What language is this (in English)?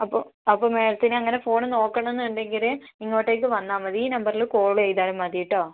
Malayalam